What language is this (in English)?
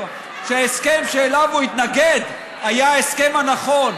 Hebrew